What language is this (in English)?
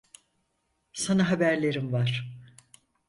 Turkish